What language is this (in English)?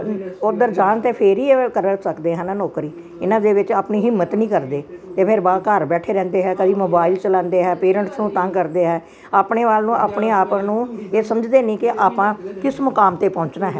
Punjabi